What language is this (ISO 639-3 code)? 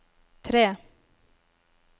nor